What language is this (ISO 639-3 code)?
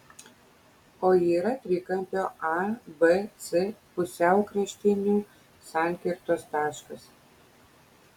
lit